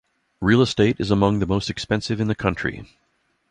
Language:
English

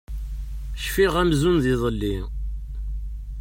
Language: Kabyle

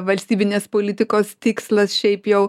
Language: Lithuanian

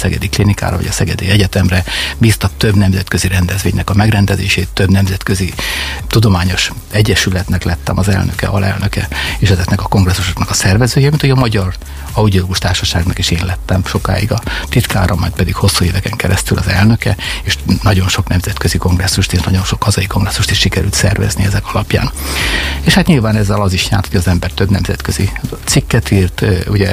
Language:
Hungarian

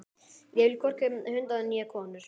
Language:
Icelandic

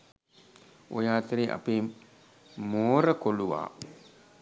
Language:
Sinhala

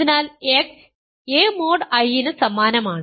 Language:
Malayalam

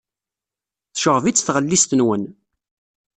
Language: Kabyle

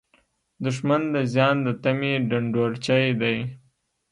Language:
Pashto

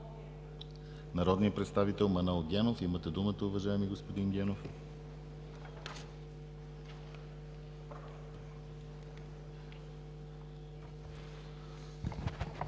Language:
Bulgarian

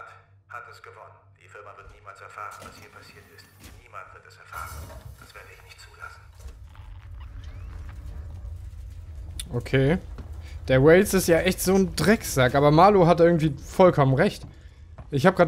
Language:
German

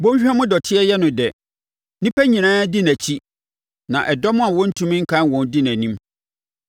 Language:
Akan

